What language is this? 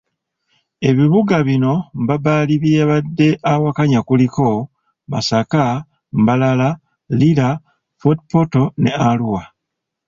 Ganda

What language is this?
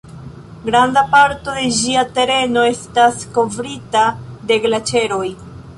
Esperanto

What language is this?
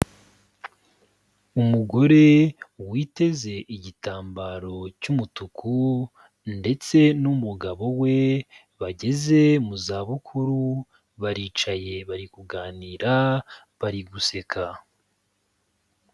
Kinyarwanda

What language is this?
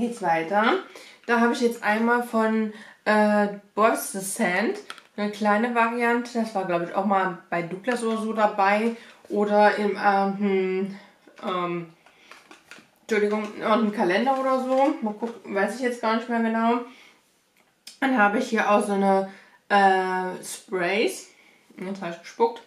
German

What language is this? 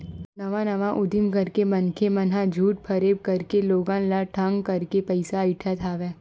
Chhattisgarhi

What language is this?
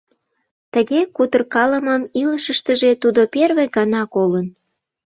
Mari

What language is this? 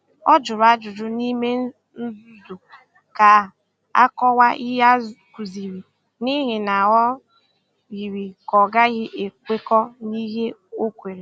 Igbo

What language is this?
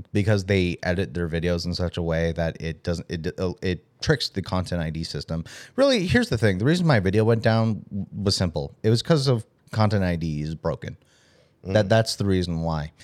English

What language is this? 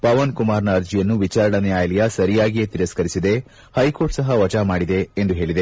Kannada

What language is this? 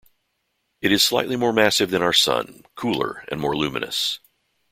English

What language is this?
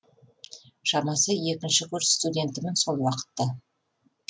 Kazakh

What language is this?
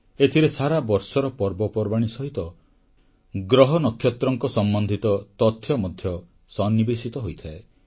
Odia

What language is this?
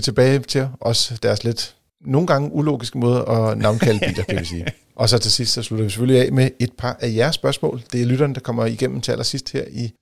Danish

